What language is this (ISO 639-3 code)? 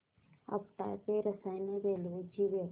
mar